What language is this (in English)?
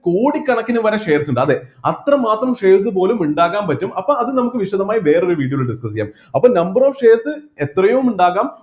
Malayalam